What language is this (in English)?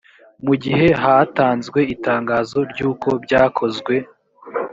Kinyarwanda